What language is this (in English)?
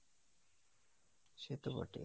Bangla